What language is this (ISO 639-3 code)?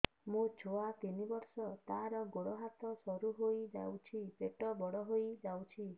ori